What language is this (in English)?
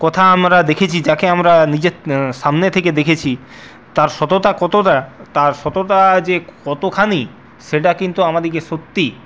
Bangla